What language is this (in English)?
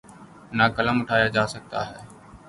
Urdu